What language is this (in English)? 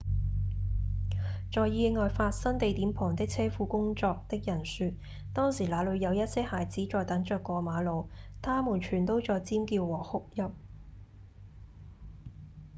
Cantonese